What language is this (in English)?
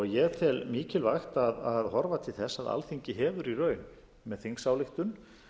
Icelandic